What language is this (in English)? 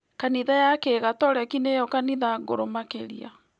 Kikuyu